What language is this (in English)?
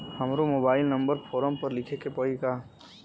Bhojpuri